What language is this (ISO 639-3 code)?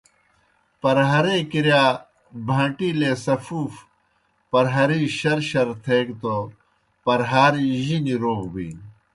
plk